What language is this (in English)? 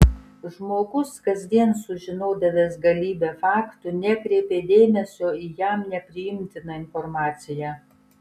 Lithuanian